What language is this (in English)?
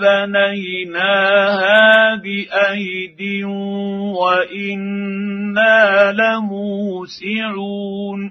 Arabic